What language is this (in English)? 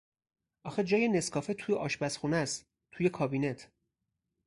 Persian